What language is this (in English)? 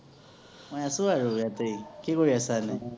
Assamese